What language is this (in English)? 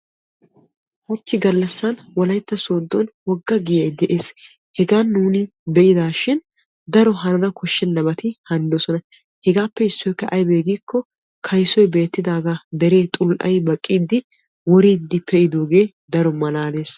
Wolaytta